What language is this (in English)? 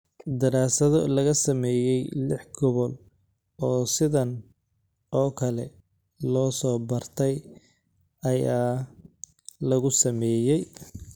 Somali